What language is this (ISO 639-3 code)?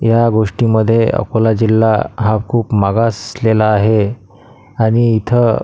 mar